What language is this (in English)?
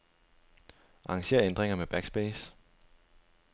Danish